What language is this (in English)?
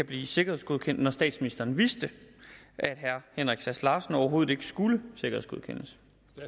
Danish